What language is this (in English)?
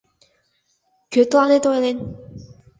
Mari